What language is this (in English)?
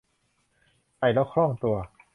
Thai